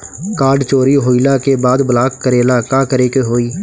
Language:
Bhojpuri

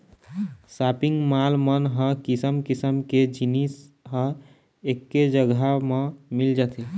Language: Chhattisgarhi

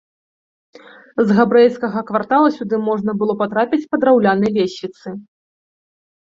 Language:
Belarusian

